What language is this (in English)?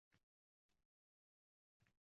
Uzbek